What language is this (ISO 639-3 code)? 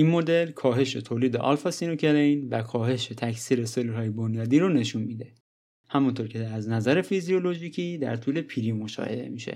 fas